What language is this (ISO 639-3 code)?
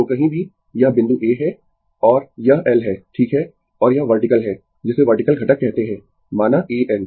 hin